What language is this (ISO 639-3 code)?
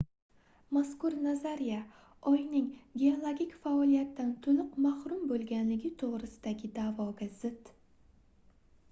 uzb